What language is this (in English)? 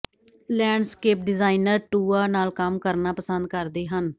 Punjabi